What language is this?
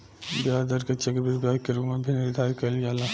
Bhojpuri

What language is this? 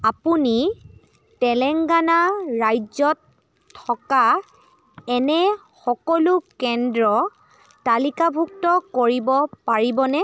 Assamese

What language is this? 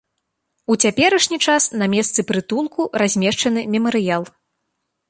Belarusian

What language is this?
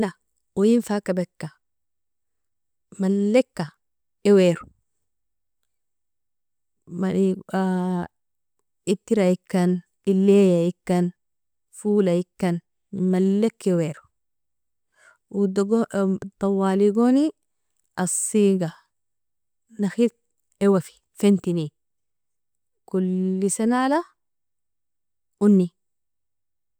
Nobiin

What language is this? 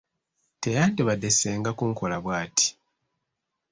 Ganda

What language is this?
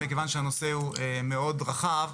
Hebrew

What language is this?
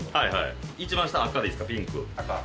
Japanese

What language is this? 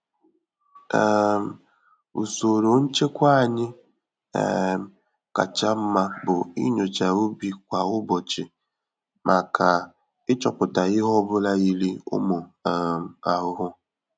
Igbo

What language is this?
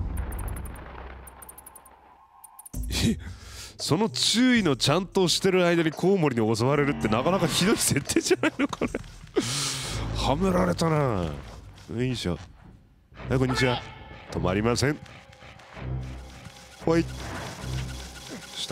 Japanese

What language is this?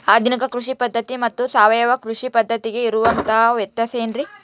Kannada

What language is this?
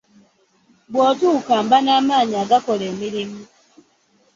Ganda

